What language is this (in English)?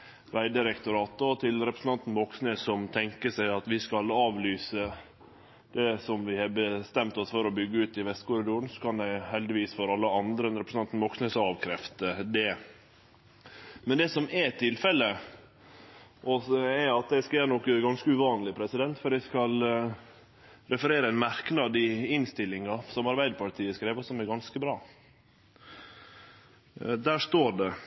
Norwegian Nynorsk